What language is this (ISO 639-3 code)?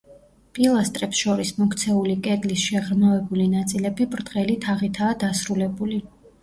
kat